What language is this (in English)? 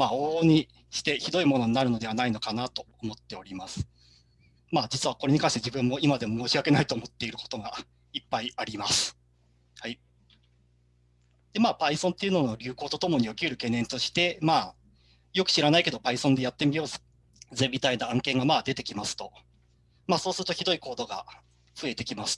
Japanese